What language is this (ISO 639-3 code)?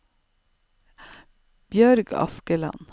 nor